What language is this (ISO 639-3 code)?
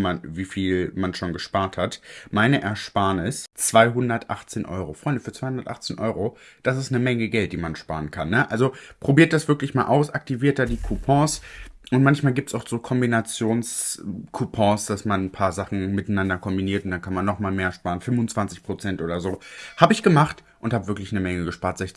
deu